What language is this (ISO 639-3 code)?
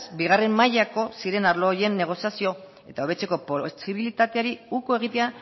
eus